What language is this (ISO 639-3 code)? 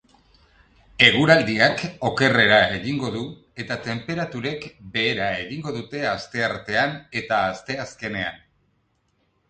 eus